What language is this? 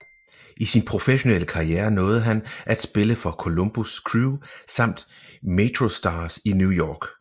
Danish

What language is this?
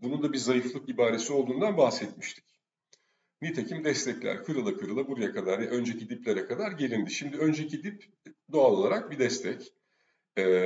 Turkish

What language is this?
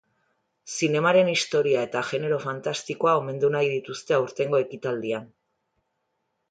Basque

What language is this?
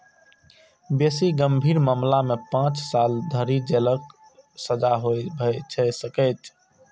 Maithili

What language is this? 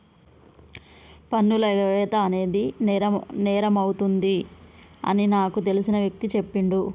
Telugu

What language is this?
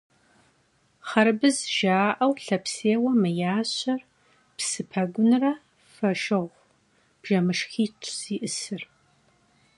Kabardian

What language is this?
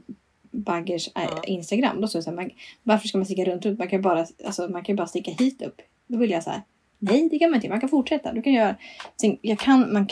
Swedish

